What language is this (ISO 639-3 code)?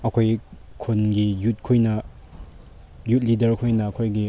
mni